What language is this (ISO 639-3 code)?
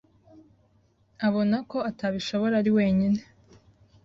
kin